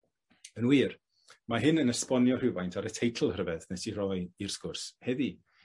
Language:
Welsh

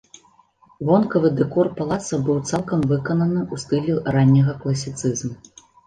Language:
Belarusian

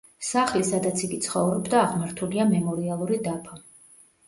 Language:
Georgian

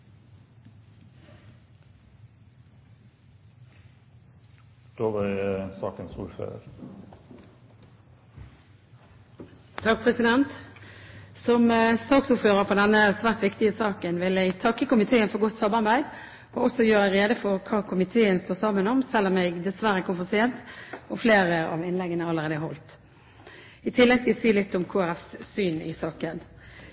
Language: Norwegian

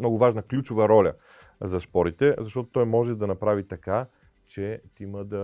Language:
Bulgarian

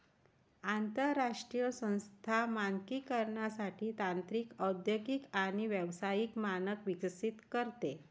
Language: Marathi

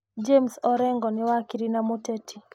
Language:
Kikuyu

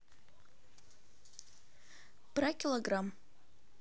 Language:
Russian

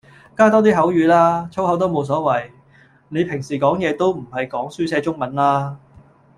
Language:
Cantonese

